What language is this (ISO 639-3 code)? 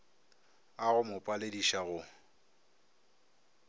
nso